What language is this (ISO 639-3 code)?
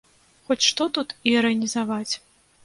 bel